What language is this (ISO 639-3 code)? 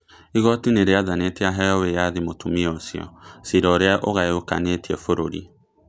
kik